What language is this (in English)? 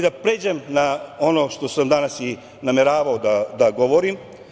Serbian